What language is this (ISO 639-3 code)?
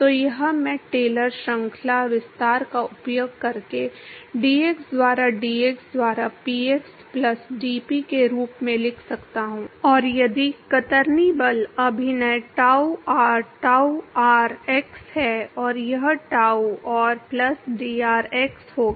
hin